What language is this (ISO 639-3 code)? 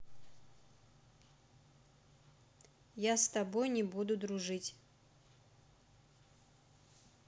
rus